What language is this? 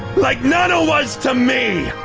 English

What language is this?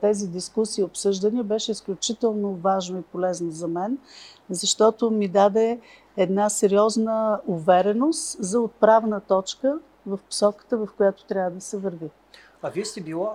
Bulgarian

